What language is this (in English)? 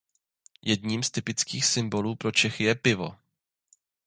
Czech